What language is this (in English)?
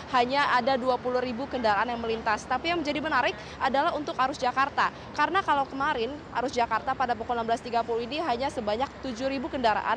Indonesian